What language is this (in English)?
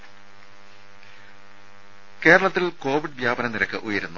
Malayalam